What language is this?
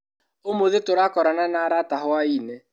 Kikuyu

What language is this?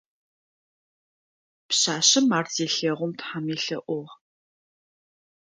Adyghe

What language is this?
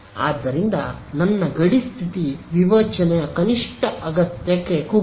Kannada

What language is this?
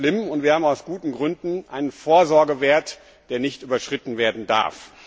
German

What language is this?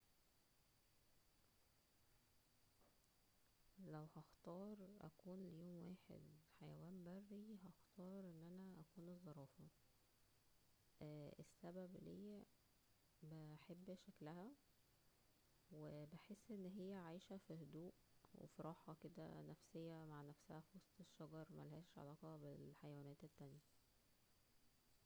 Egyptian Arabic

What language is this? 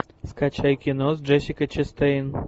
Russian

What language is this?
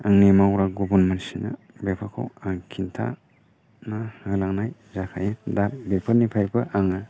Bodo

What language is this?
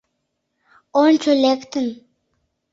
Mari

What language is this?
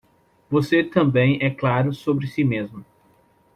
Portuguese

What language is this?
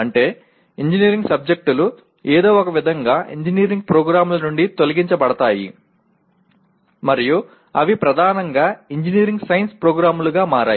Telugu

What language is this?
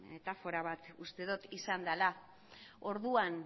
Basque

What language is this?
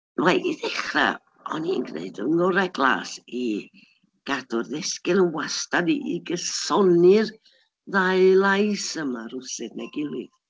Welsh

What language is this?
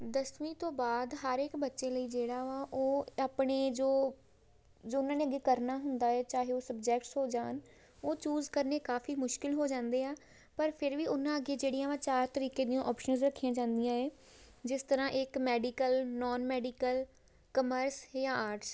Punjabi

